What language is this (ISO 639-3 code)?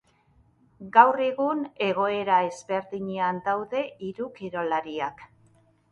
eus